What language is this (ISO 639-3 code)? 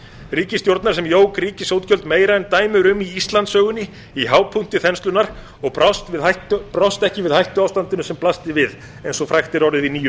isl